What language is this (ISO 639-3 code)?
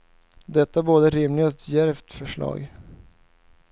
swe